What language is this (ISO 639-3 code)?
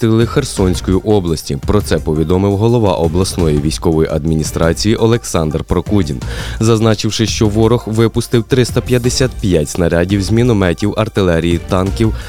ukr